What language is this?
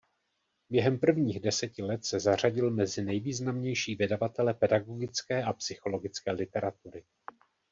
Czech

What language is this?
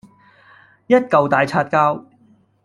Cantonese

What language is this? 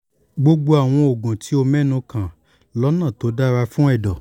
Yoruba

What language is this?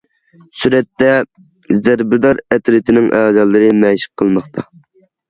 Uyghur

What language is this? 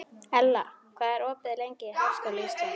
Icelandic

